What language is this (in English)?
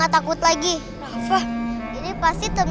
Indonesian